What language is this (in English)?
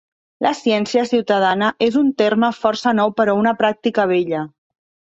Catalan